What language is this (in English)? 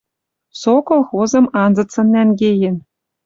Western Mari